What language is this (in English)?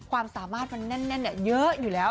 Thai